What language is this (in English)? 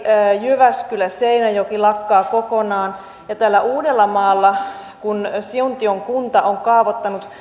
Finnish